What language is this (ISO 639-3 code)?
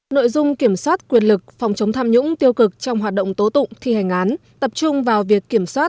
vie